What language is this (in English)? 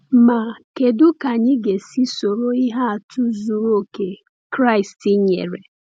Igbo